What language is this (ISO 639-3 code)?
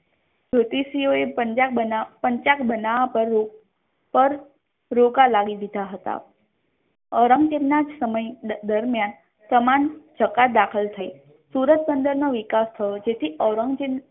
guj